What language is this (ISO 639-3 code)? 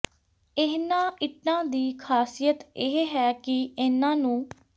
pan